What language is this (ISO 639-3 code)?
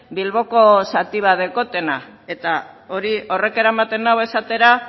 eus